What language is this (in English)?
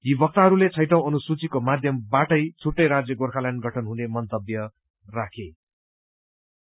Nepali